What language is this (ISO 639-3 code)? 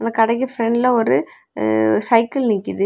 tam